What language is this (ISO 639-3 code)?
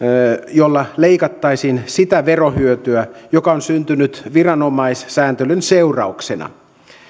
fin